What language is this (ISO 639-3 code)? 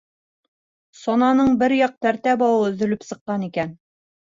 bak